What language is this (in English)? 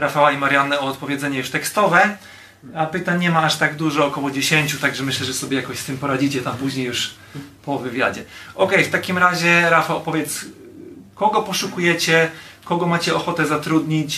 Polish